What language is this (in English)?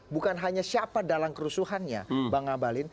Indonesian